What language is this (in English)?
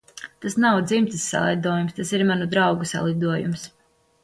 Latvian